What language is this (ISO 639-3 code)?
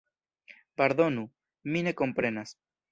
epo